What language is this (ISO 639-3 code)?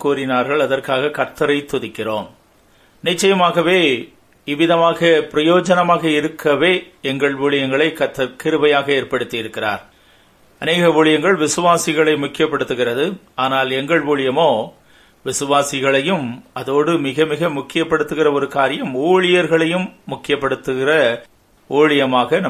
tam